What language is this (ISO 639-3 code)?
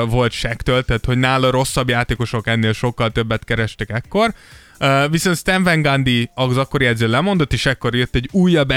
hun